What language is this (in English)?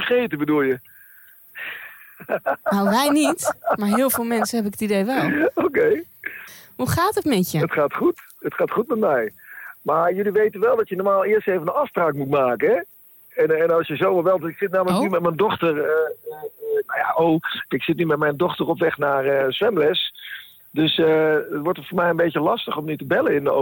Dutch